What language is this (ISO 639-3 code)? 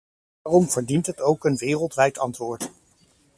nld